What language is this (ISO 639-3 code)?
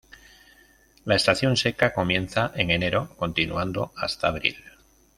spa